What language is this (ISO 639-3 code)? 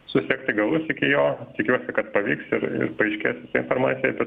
lit